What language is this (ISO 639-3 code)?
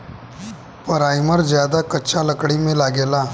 bho